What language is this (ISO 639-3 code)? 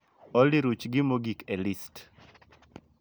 luo